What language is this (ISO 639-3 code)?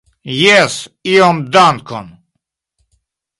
epo